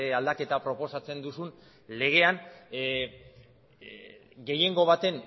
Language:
Basque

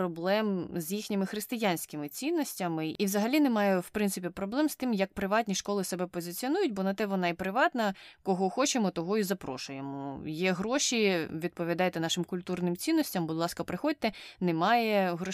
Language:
Ukrainian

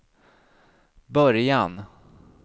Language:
Swedish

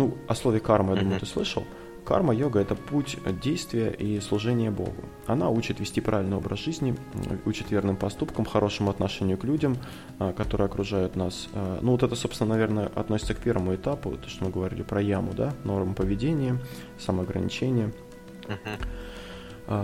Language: Russian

